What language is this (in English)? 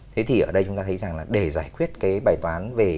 Vietnamese